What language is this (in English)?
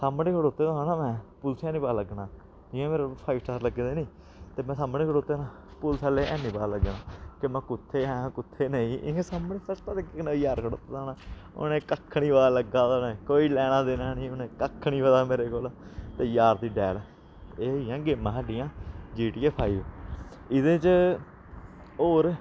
Dogri